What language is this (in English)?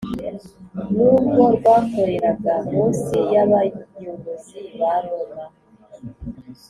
Kinyarwanda